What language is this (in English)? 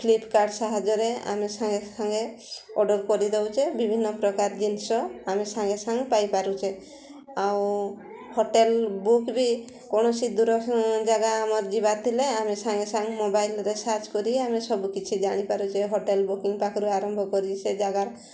Odia